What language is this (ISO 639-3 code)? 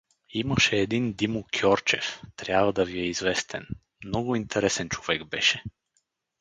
bul